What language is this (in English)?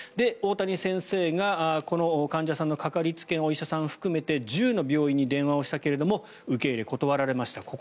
Japanese